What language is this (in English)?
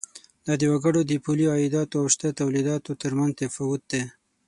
Pashto